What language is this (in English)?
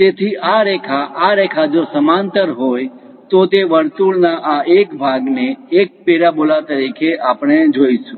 Gujarati